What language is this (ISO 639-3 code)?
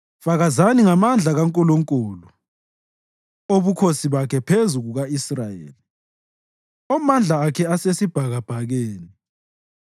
nde